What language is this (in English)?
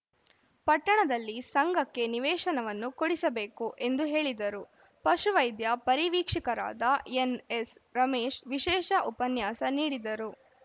Kannada